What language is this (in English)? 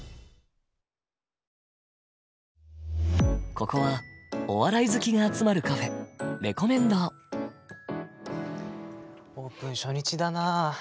Japanese